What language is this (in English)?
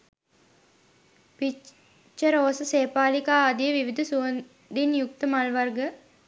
Sinhala